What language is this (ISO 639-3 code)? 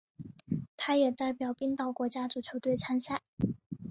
zho